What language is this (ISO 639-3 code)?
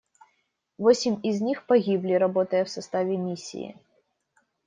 rus